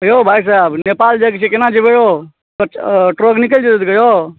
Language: Maithili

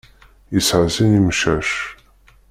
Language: Kabyle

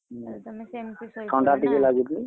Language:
Odia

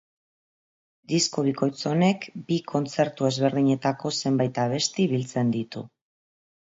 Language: Basque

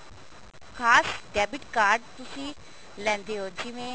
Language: Punjabi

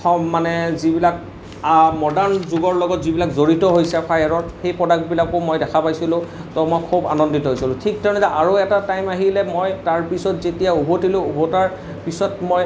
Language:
Assamese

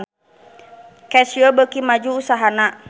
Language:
Sundanese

